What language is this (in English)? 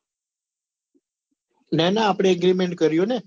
Gujarati